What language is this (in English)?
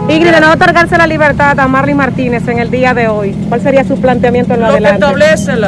Spanish